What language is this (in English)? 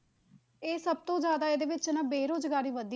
Punjabi